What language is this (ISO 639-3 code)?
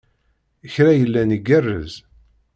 kab